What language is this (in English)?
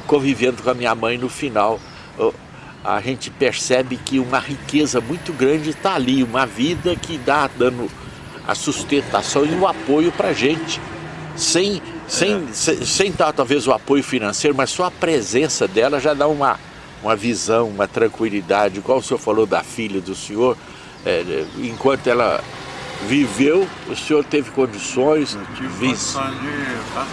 Portuguese